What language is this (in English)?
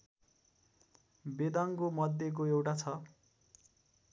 Nepali